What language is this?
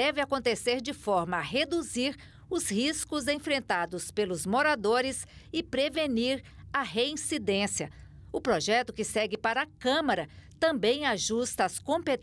Portuguese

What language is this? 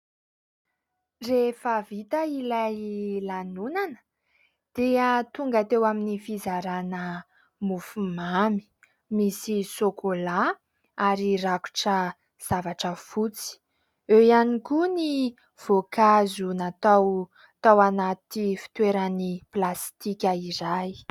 Malagasy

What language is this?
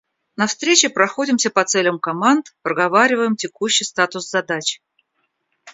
Russian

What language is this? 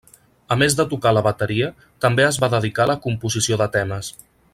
Catalan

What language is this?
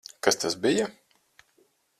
Latvian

